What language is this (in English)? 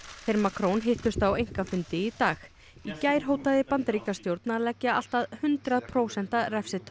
Icelandic